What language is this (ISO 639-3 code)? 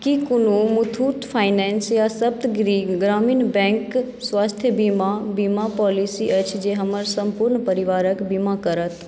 mai